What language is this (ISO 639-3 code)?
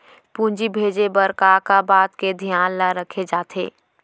hne